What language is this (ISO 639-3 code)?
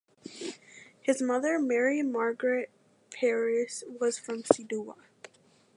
eng